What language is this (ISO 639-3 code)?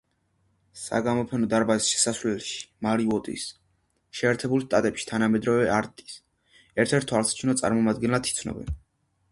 kat